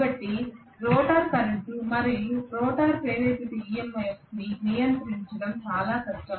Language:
Telugu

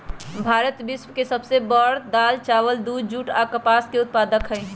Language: Magahi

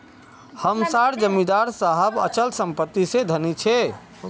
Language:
Magahi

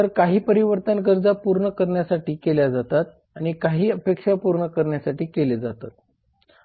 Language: Marathi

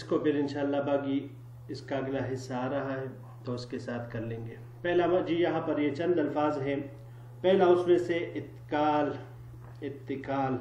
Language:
Arabic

